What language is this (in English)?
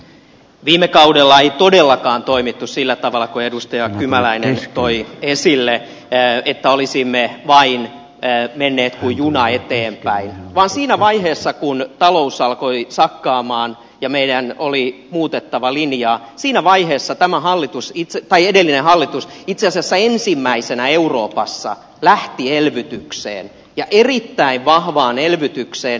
Finnish